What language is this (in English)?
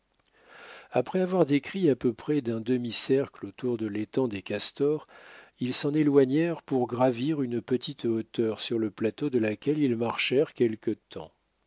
French